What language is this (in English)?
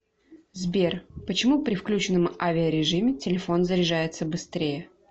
Russian